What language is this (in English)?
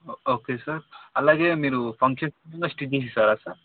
Telugu